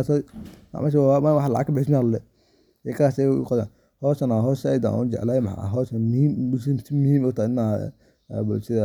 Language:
Somali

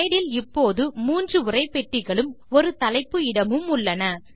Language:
Tamil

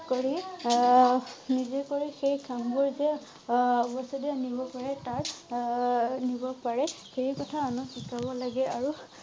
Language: Assamese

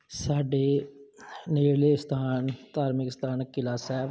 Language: Punjabi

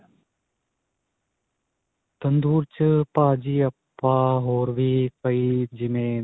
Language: Punjabi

